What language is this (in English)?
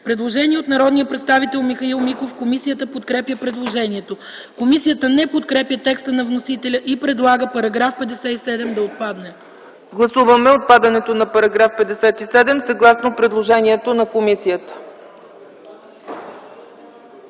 Bulgarian